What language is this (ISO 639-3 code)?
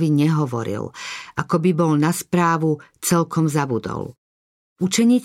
slk